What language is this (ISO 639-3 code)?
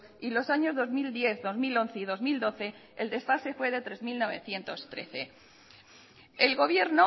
spa